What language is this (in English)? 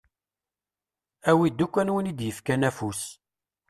Kabyle